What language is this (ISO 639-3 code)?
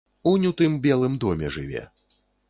bel